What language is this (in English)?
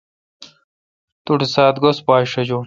Kalkoti